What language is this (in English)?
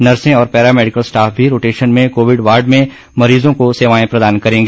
Hindi